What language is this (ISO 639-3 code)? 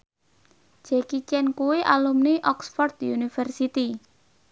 jav